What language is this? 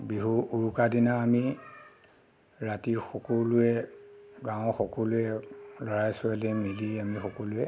Assamese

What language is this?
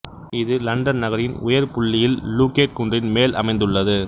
Tamil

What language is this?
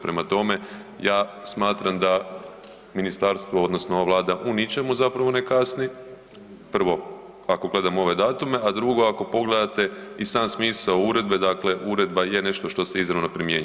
Croatian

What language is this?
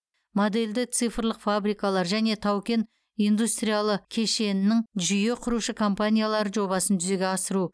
Kazakh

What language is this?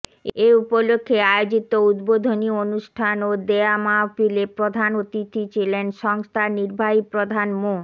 Bangla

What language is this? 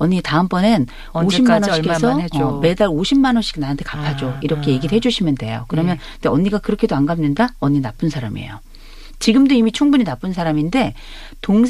Korean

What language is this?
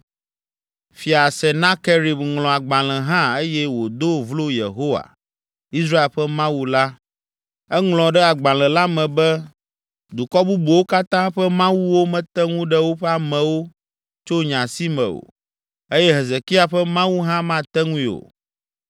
Ewe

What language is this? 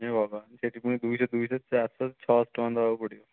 Odia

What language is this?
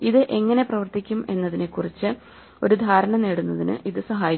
Malayalam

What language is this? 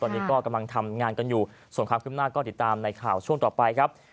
Thai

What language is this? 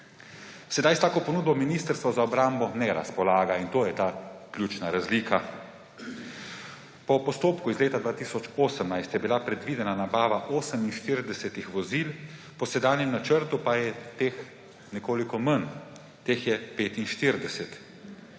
Slovenian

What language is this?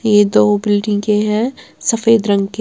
Hindi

